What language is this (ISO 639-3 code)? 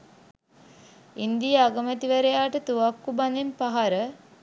sin